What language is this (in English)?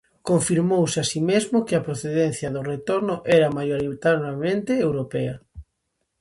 Galician